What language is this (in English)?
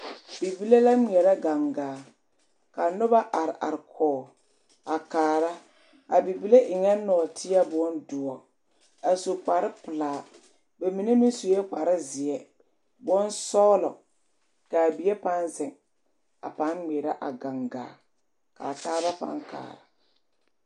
Southern Dagaare